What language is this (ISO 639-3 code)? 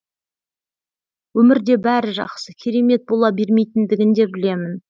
kaz